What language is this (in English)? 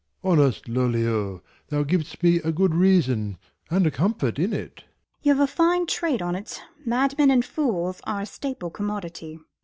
English